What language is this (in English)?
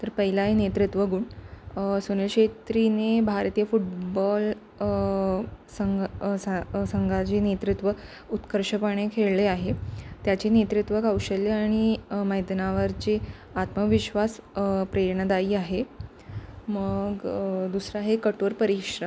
Marathi